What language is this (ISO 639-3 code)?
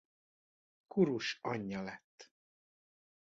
hun